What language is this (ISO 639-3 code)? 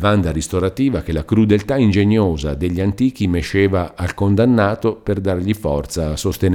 ita